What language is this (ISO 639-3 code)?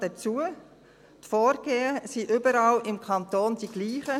gsw